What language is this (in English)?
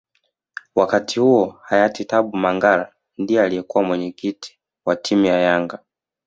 Swahili